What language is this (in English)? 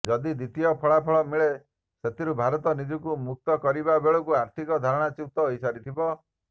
Odia